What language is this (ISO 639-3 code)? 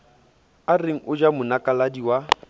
sot